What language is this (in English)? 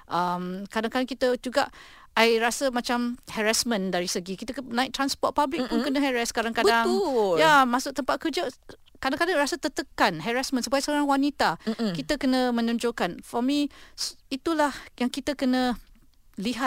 Malay